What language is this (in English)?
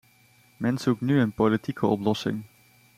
Dutch